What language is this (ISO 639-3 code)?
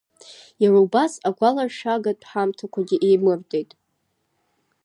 abk